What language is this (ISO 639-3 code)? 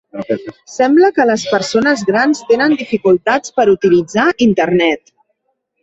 cat